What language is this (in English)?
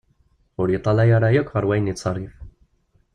Kabyle